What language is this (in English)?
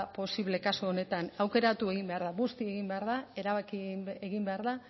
Basque